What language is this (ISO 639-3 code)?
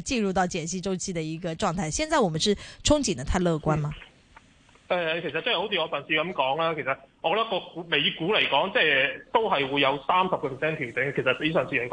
zho